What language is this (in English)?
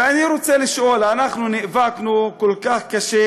Hebrew